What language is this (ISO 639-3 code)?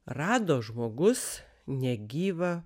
lit